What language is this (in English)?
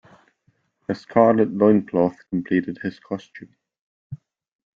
English